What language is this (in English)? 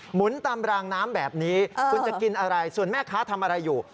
Thai